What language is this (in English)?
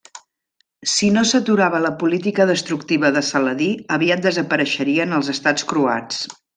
Catalan